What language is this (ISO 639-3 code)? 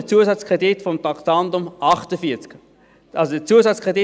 gsw